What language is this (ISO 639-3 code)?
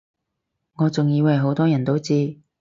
yue